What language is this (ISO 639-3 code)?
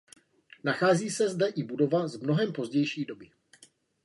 ces